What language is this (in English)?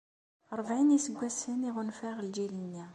Kabyle